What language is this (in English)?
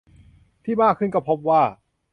Thai